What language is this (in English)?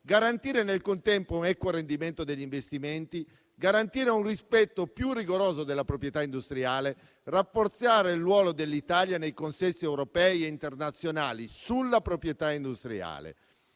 Italian